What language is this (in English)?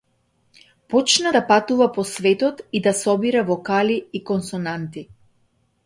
Macedonian